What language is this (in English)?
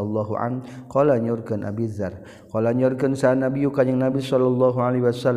Malay